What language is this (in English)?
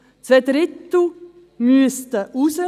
Swiss German